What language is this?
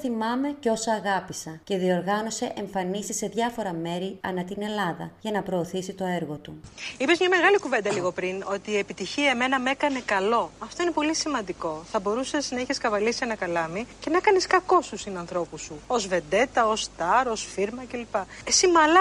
Greek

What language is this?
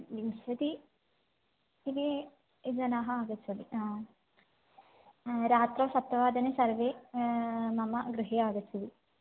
Sanskrit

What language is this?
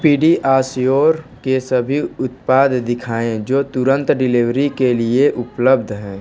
Hindi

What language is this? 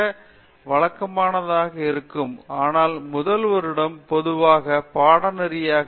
Tamil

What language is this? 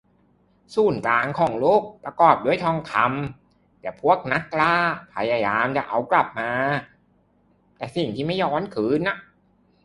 Thai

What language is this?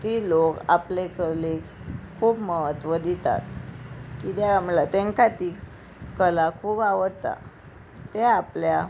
Konkani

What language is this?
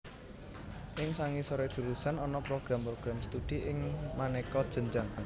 Javanese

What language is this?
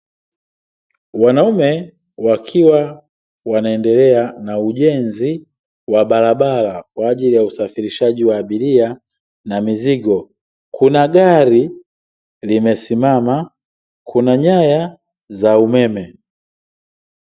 Swahili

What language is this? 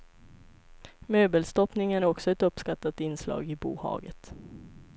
Swedish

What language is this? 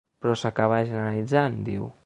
Catalan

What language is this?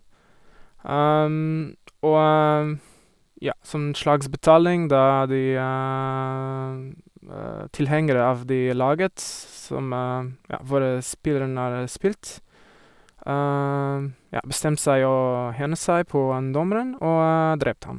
Norwegian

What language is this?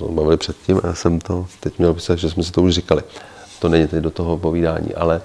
Czech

